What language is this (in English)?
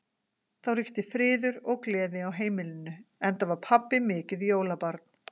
Icelandic